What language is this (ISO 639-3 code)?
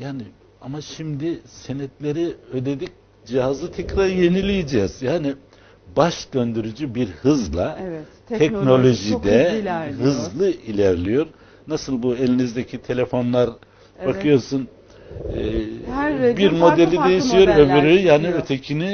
tur